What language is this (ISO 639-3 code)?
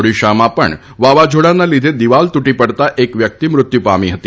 guj